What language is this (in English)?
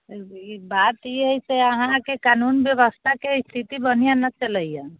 Maithili